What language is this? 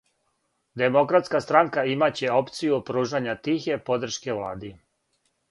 Serbian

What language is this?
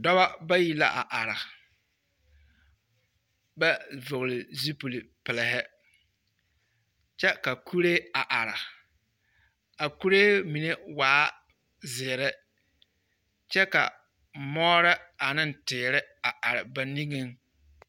Southern Dagaare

